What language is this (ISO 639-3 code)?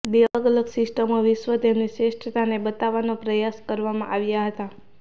guj